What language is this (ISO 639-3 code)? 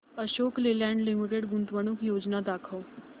mar